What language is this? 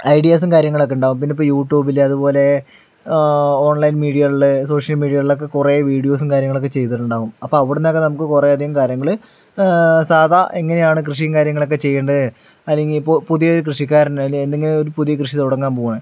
Malayalam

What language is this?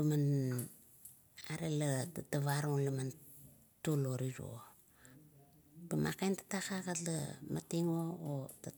Kuot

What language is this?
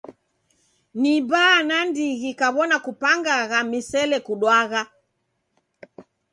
Taita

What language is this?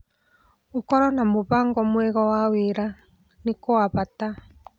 Kikuyu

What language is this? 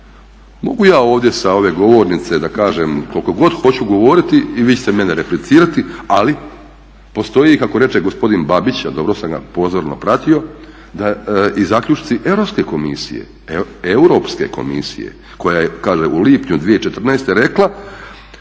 Croatian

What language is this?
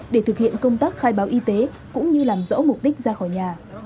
Vietnamese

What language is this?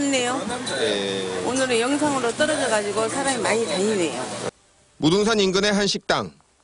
Korean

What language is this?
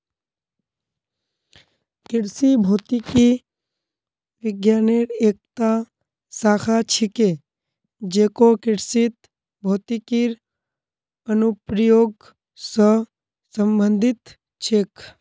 Magahi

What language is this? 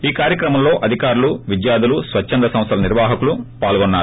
Telugu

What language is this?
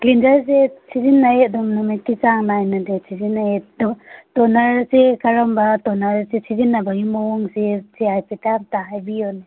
Manipuri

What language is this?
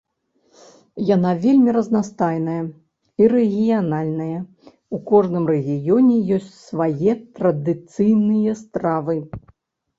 Belarusian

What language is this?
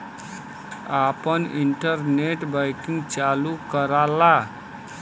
Bhojpuri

